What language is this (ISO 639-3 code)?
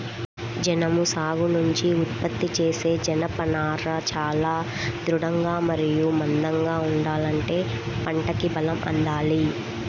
tel